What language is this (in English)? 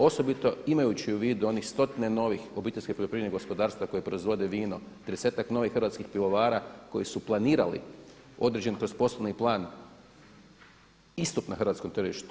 Croatian